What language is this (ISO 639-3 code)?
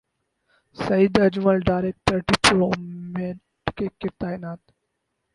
urd